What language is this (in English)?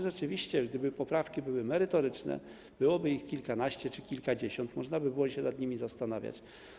Polish